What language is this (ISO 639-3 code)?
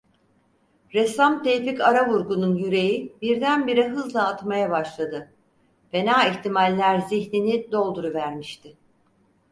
tur